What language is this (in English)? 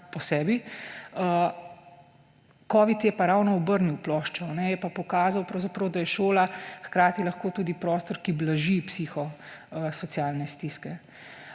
Slovenian